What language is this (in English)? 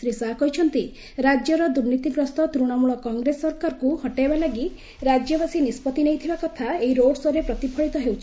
Odia